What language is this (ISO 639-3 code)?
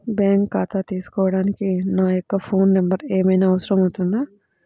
tel